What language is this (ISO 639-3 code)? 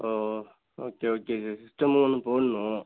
tam